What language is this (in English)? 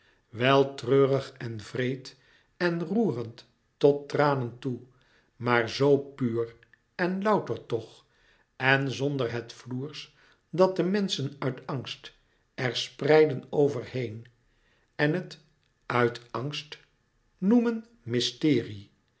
Dutch